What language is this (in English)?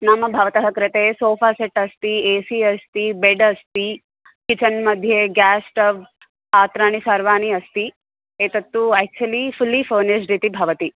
Sanskrit